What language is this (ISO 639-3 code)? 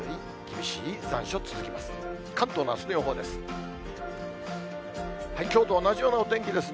jpn